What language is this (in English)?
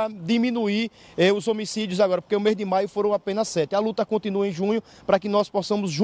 Portuguese